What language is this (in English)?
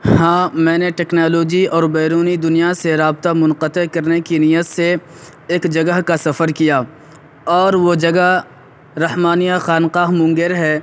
Urdu